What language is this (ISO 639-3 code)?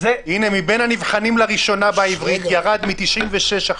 heb